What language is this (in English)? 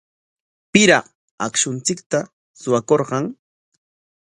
Corongo Ancash Quechua